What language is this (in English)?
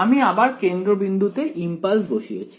Bangla